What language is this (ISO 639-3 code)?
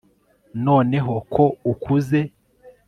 kin